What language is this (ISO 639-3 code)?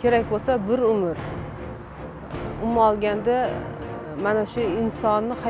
fas